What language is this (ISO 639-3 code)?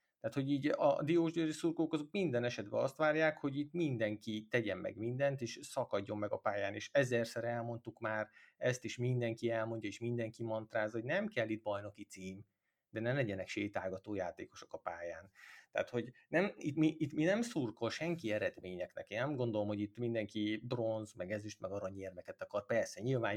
hun